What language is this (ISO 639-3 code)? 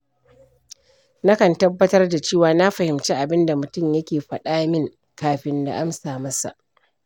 hau